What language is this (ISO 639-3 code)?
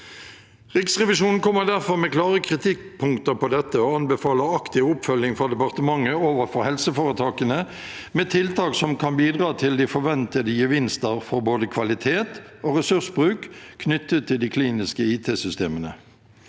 nor